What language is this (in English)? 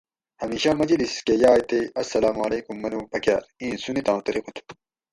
Gawri